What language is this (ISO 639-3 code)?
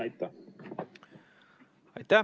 est